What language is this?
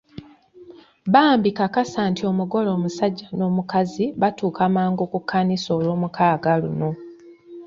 Ganda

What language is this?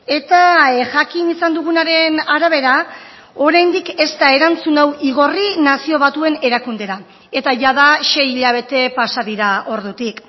Basque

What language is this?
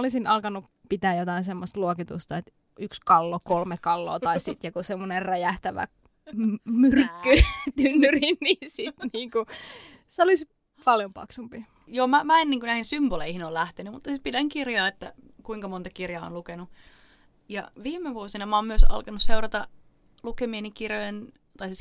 Finnish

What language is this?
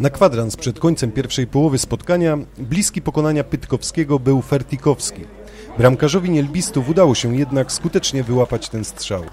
Polish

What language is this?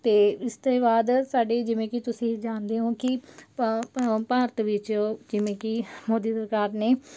Punjabi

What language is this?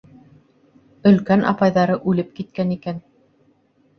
Bashkir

